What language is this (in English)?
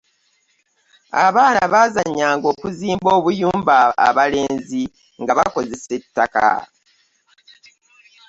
Ganda